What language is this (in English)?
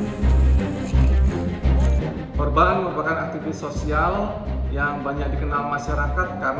Indonesian